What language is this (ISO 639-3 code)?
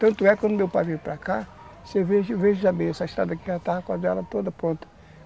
por